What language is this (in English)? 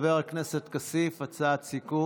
Hebrew